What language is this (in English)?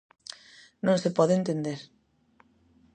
Galician